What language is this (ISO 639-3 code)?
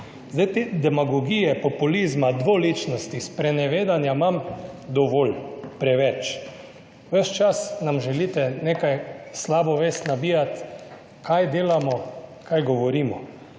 slv